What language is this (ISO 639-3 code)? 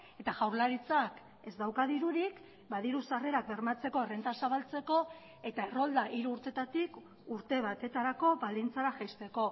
eus